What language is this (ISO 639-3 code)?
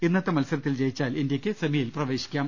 mal